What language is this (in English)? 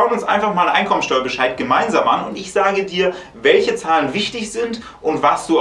German